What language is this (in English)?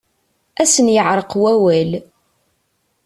Kabyle